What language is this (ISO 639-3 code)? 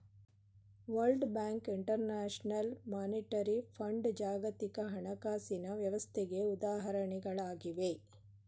kan